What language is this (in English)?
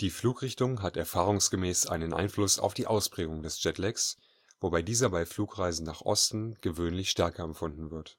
German